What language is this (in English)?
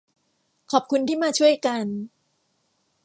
Thai